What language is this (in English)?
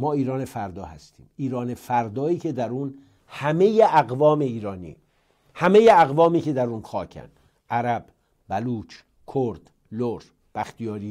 Persian